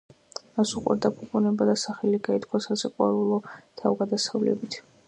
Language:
Georgian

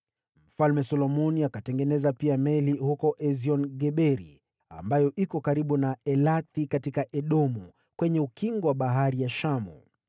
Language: Swahili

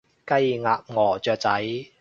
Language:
Cantonese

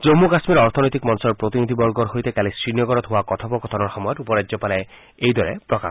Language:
Assamese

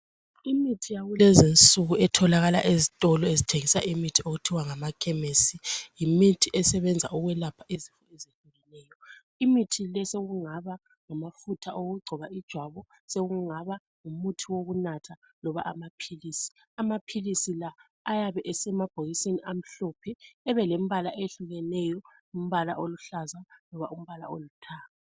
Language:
North Ndebele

